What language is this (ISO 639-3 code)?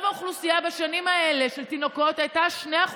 heb